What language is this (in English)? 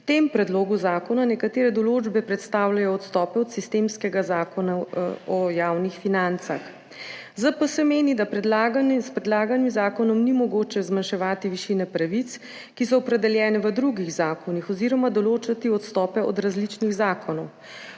Slovenian